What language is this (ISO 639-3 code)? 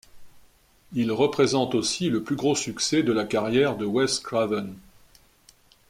fra